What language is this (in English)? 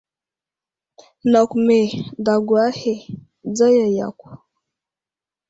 Wuzlam